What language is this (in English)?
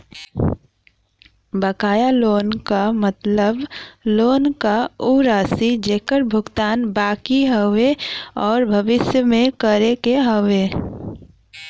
Bhojpuri